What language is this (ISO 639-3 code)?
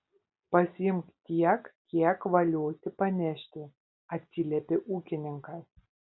lit